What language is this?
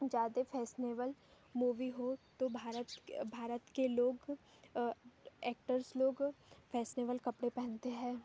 Hindi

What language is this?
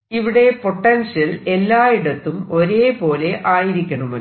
Malayalam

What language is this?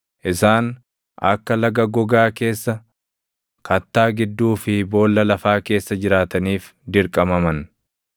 Oromo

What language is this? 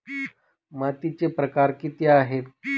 Marathi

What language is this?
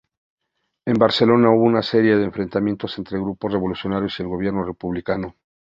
Spanish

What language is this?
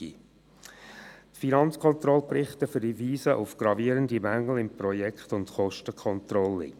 Swiss German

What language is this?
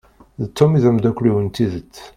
Kabyle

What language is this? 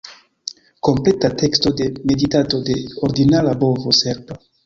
Esperanto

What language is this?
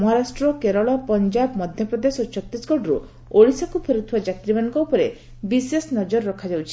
Odia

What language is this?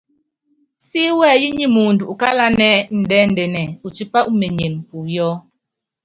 Yangben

